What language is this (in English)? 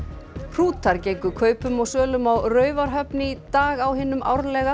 Icelandic